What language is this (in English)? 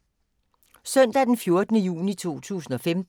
Danish